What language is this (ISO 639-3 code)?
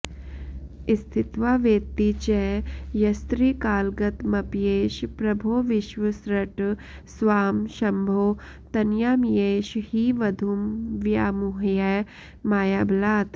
san